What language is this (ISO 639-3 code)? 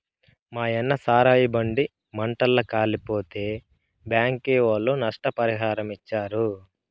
tel